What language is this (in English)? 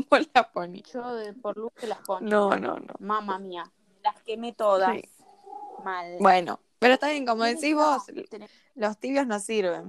Spanish